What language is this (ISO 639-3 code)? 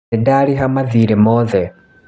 kik